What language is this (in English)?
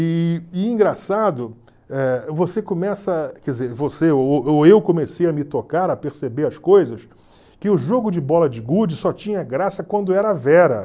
Portuguese